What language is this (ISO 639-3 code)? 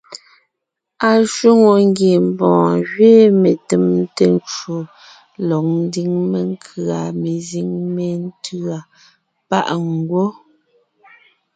nnh